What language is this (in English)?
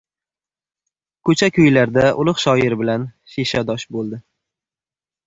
Uzbek